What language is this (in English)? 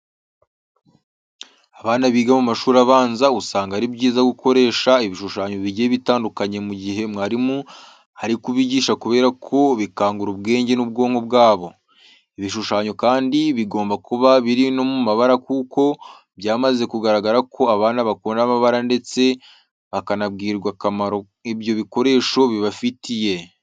Kinyarwanda